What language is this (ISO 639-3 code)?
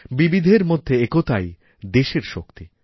ben